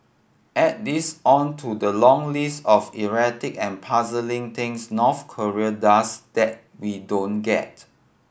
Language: English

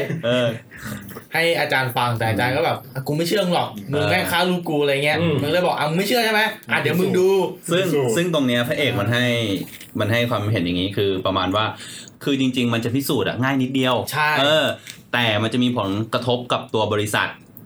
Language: Thai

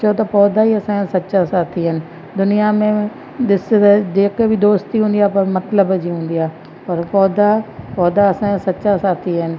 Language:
Sindhi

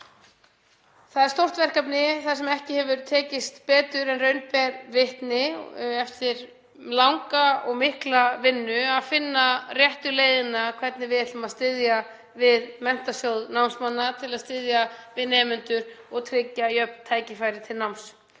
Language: Icelandic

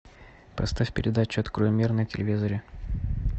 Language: Russian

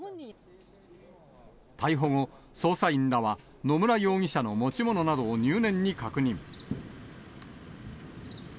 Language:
Japanese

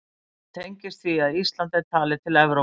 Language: Icelandic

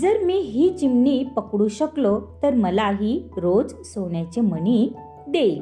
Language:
Marathi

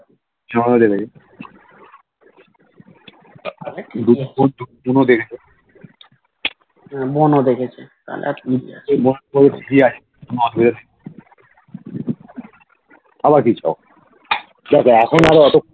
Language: Bangla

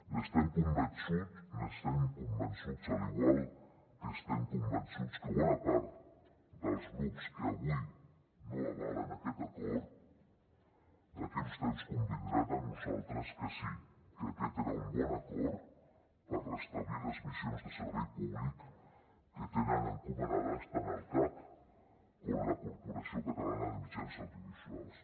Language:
Catalan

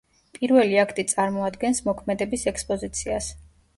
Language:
Georgian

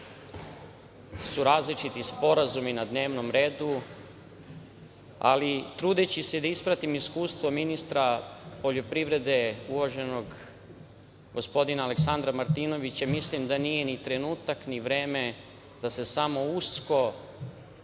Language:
Serbian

